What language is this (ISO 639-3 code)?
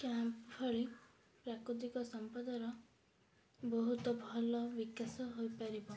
ori